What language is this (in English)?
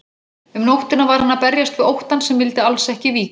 Icelandic